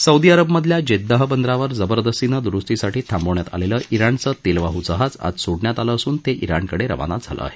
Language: Marathi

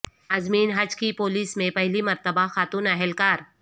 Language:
Urdu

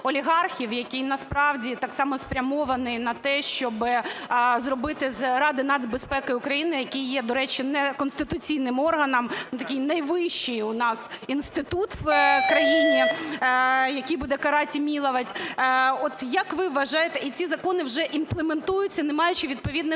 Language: Ukrainian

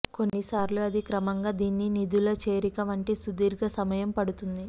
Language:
Telugu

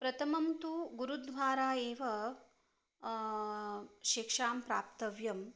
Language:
Sanskrit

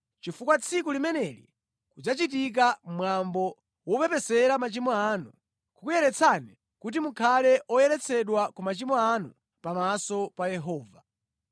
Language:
Nyanja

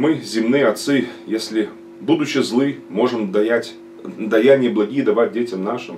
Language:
Russian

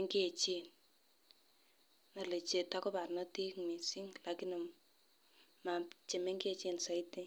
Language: Kalenjin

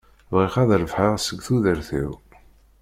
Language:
Kabyle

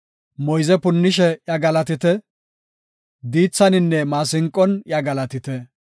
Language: Gofa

